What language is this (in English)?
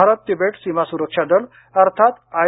Marathi